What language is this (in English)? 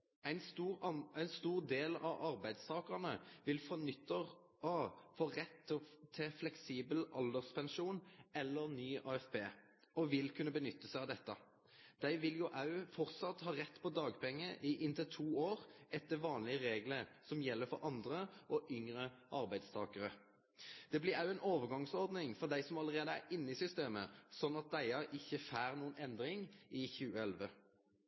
Norwegian Nynorsk